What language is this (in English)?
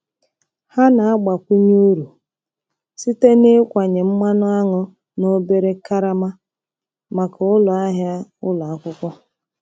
Igbo